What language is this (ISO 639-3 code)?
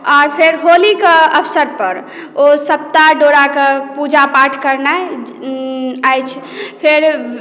mai